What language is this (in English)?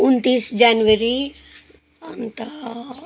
Nepali